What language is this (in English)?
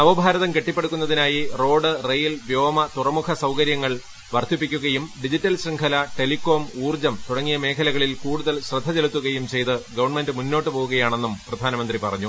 Malayalam